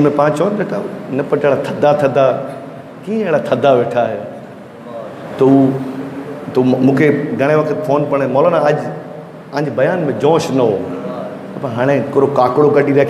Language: Hindi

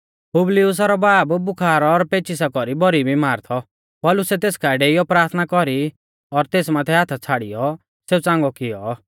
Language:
Mahasu Pahari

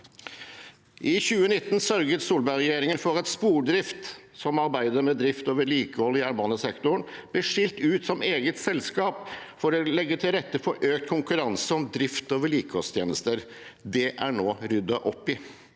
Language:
Norwegian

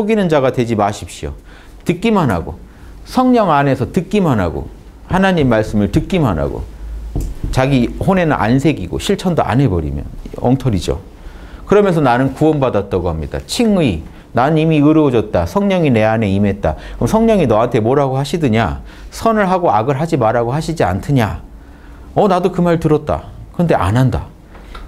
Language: Korean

